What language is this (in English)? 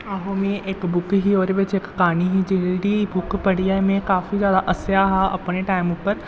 Dogri